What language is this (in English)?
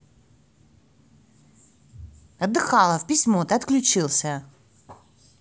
Russian